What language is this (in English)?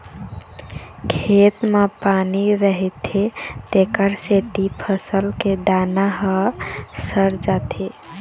Chhattisgarhi